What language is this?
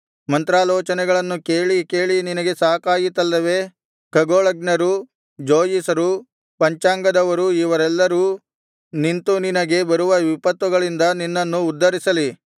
Kannada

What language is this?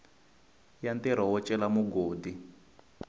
Tsonga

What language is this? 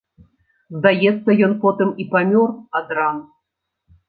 Belarusian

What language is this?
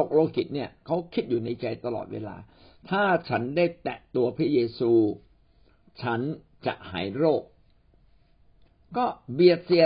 Thai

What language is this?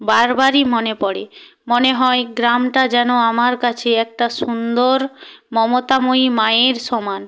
Bangla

